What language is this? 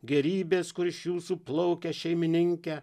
Lithuanian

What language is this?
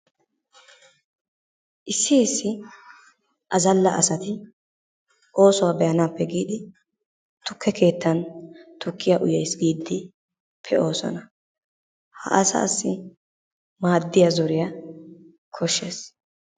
Wolaytta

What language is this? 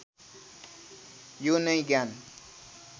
Nepali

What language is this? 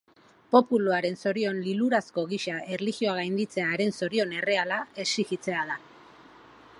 Basque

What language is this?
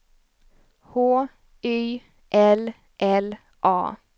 Swedish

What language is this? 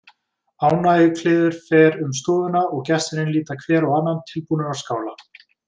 Icelandic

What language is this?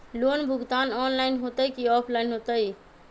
Magahi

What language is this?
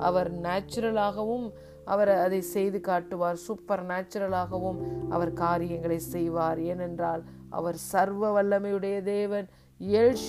Tamil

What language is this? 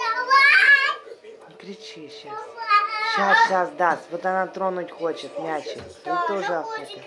Russian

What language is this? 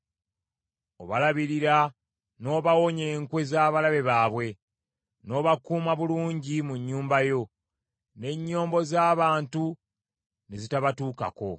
Ganda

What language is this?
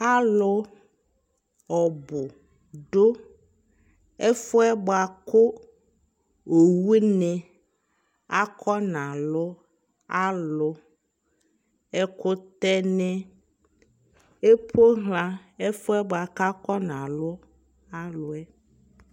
Ikposo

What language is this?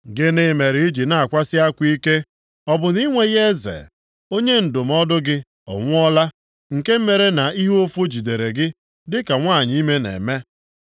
Igbo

